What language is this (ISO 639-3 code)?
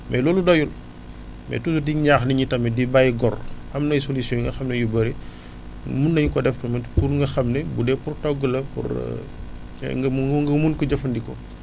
wol